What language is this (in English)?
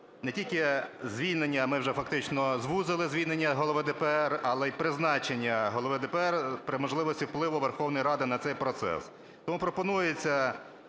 Ukrainian